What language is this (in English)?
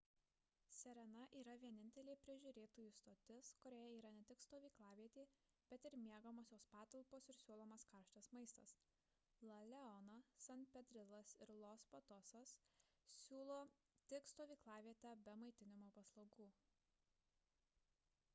Lithuanian